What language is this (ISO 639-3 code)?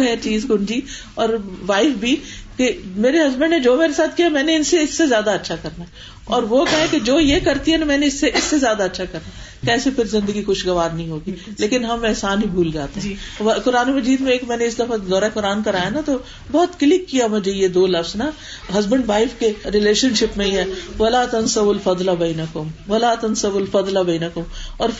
urd